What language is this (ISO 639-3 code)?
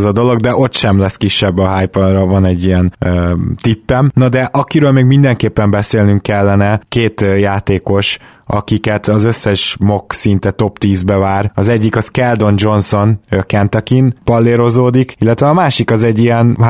hun